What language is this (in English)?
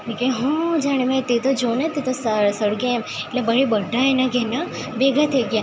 Gujarati